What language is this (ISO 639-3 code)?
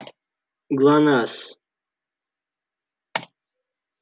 rus